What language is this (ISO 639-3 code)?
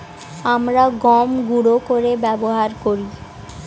ben